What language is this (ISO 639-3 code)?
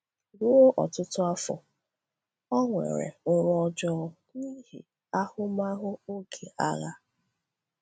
ibo